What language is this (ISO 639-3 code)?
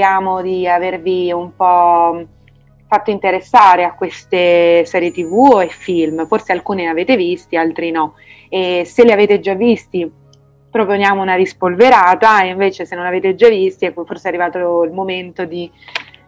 ita